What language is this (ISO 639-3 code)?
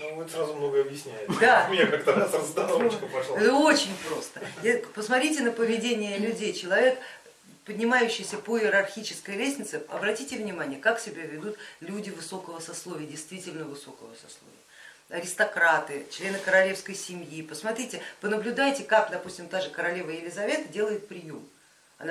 rus